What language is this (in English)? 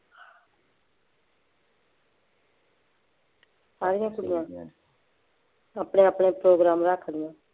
Punjabi